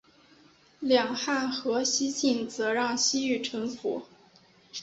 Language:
Chinese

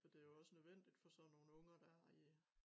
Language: Danish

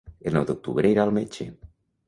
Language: Catalan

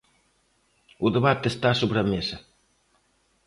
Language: Galician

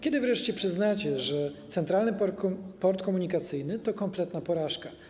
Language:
Polish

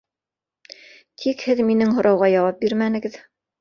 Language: Bashkir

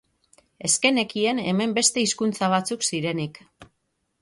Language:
Basque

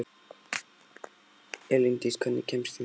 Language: Icelandic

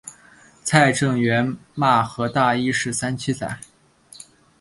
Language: Chinese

